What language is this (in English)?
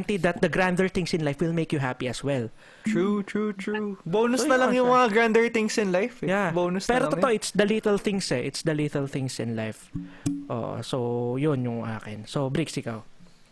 Filipino